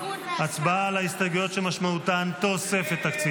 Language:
Hebrew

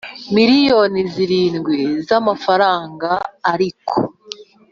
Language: Kinyarwanda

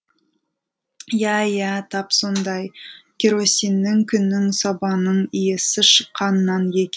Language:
Kazakh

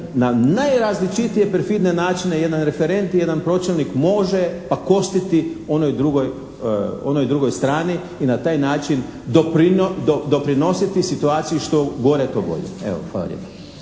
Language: Croatian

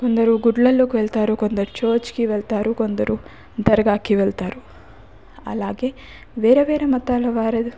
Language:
Telugu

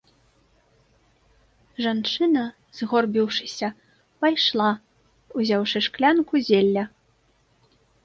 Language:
Belarusian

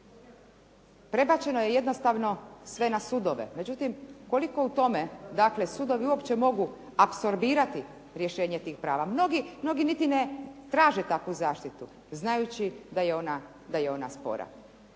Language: Croatian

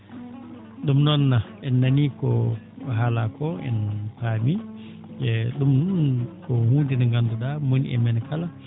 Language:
Fula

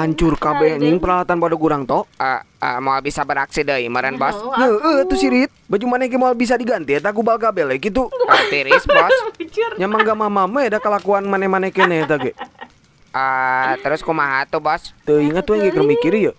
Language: Indonesian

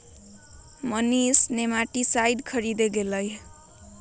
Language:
Magahi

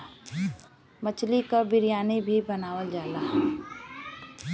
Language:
Bhojpuri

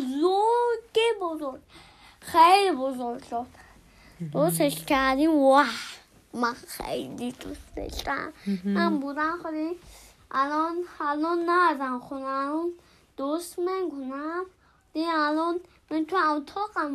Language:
Persian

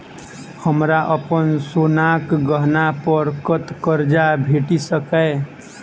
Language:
Maithili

